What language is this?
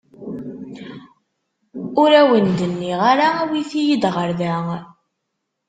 Kabyle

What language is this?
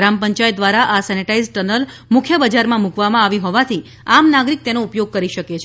Gujarati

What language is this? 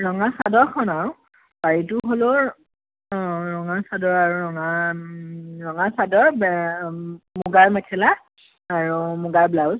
Assamese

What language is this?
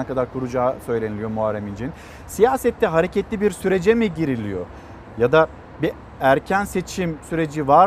Turkish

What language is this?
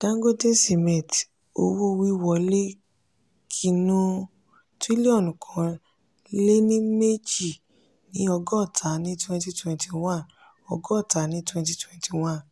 Yoruba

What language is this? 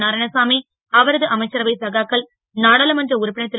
Tamil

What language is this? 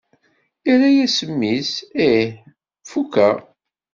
Kabyle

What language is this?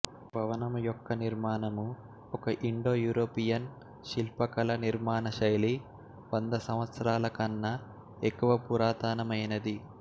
Telugu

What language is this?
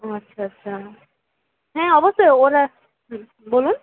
Bangla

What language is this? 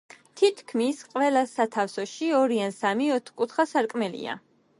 Georgian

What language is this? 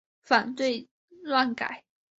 Chinese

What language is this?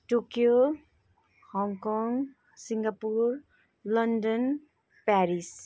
Nepali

